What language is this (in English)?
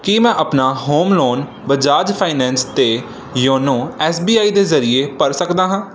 Punjabi